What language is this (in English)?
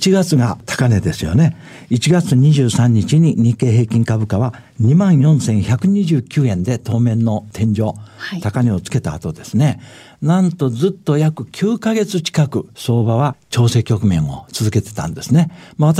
Japanese